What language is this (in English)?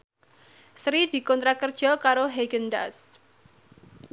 Javanese